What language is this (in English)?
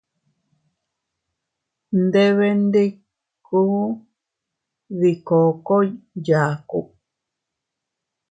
Teutila Cuicatec